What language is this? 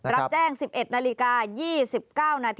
Thai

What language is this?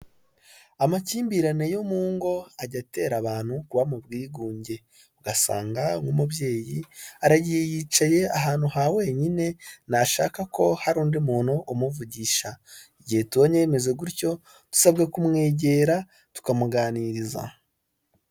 Kinyarwanda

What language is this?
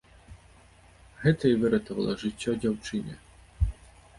Belarusian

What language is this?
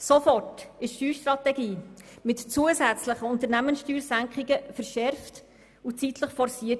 Swiss German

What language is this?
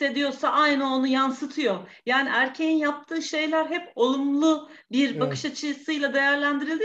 Turkish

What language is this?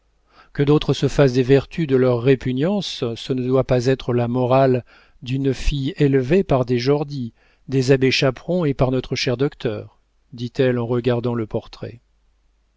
French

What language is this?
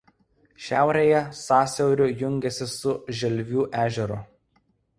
Lithuanian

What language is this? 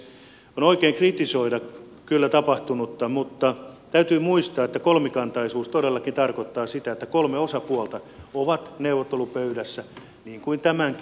Finnish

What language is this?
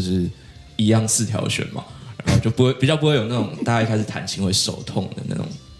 Chinese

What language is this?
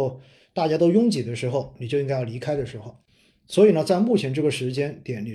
Chinese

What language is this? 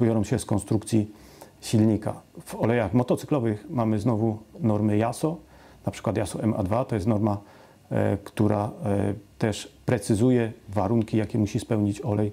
Polish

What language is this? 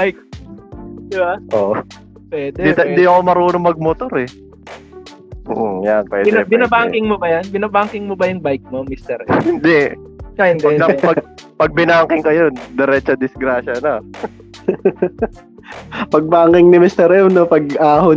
Filipino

